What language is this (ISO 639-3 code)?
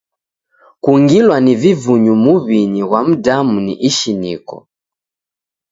dav